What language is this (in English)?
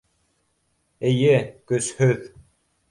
Bashkir